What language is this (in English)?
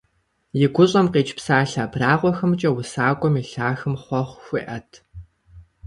Kabardian